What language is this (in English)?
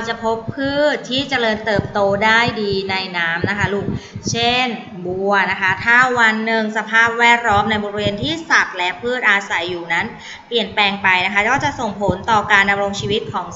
Thai